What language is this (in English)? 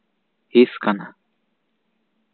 Santali